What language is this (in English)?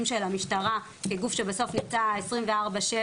Hebrew